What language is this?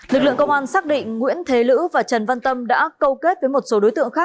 Vietnamese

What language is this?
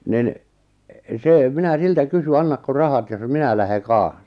Finnish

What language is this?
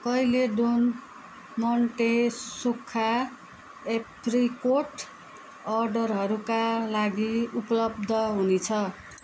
Nepali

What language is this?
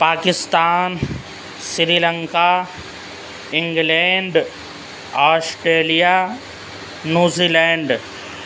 Urdu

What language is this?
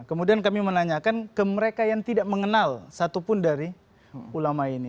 Indonesian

